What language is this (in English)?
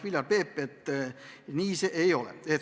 Estonian